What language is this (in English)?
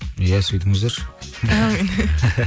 Kazakh